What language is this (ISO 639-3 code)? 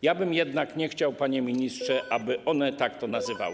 pol